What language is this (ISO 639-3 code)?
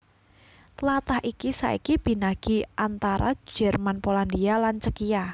jav